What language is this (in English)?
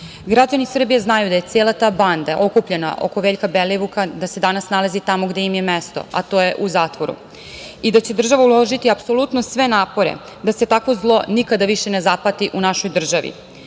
Serbian